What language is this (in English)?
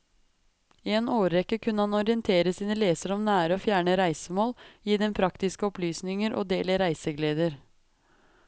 Norwegian